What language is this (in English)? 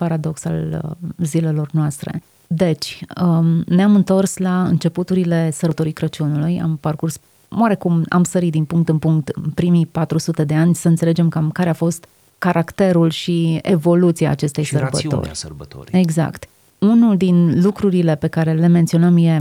Romanian